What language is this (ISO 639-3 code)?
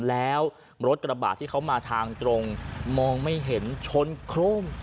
tha